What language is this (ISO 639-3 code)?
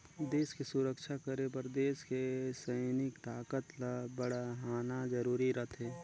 hne